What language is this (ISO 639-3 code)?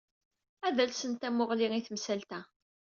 kab